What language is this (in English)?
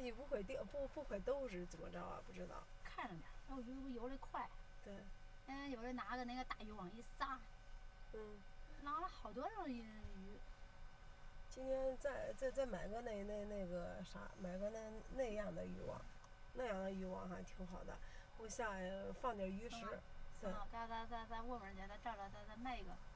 Chinese